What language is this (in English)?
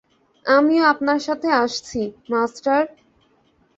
Bangla